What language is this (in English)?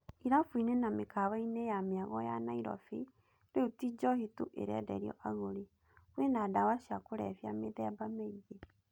Kikuyu